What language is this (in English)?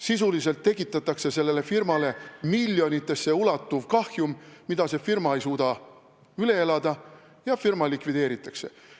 Estonian